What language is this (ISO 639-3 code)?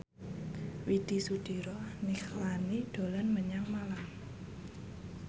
jav